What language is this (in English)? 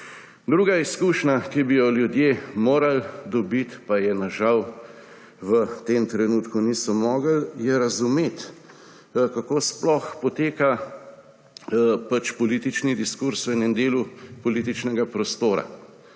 Slovenian